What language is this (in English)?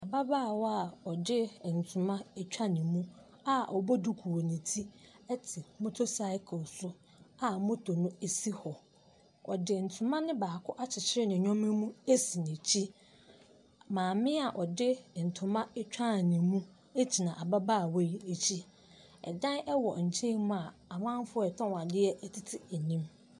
Akan